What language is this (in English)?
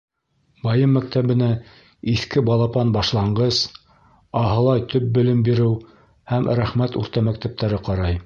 Bashkir